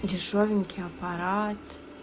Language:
Russian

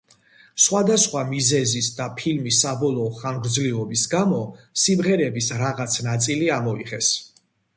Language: Georgian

